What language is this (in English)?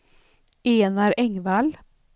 Swedish